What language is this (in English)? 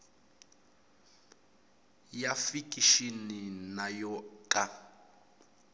Tsonga